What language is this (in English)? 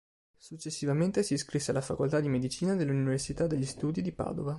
Italian